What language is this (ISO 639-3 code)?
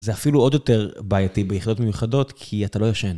heb